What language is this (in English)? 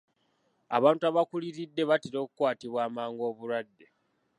Ganda